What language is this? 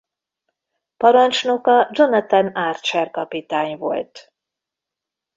Hungarian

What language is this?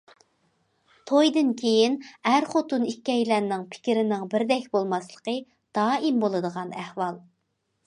Uyghur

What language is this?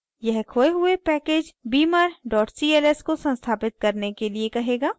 Hindi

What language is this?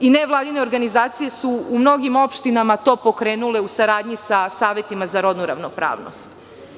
Serbian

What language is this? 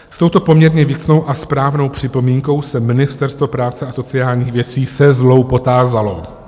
Czech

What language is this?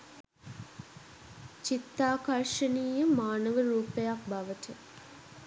Sinhala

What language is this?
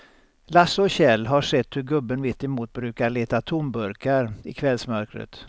Swedish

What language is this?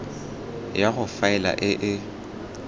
Tswana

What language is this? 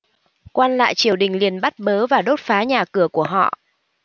Vietnamese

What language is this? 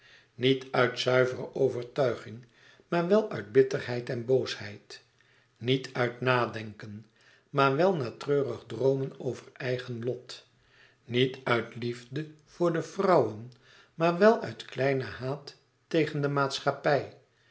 Dutch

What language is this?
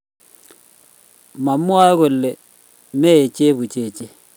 Kalenjin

